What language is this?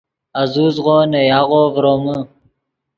Yidgha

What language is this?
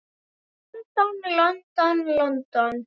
Icelandic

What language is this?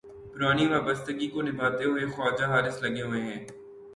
Urdu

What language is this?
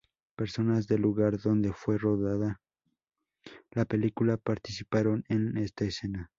Spanish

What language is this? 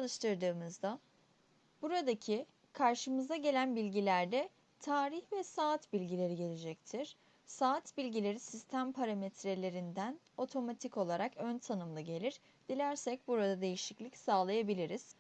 Turkish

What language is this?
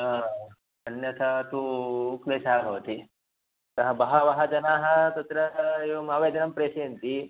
Sanskrit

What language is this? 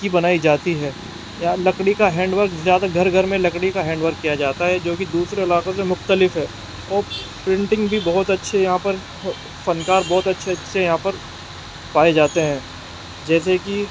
Urdu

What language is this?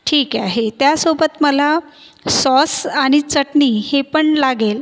Marathi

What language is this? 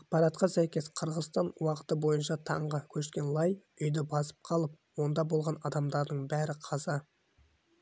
Kazakh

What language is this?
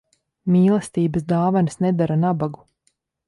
Latvian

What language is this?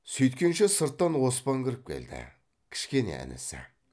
Kazakh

